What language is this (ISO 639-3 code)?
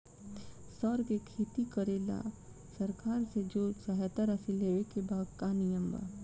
bho